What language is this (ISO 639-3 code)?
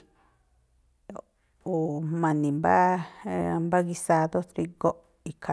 tpl